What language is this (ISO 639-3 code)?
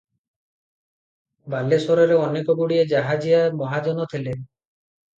ori